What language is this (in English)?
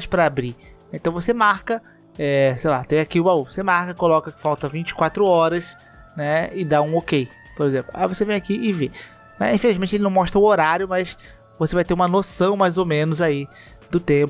Portuguese